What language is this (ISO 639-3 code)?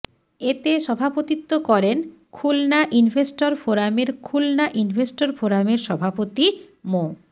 ben